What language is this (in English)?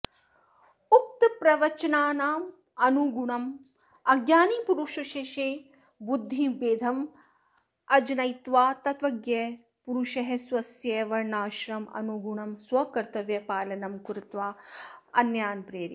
Sanskrit